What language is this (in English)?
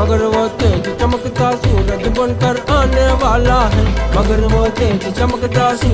Arabic